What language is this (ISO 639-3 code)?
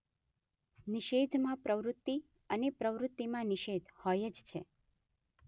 guj